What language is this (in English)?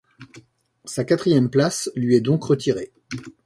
French